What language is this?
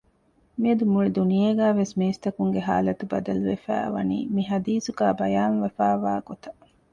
Divehi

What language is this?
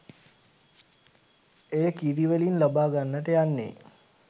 Sinhala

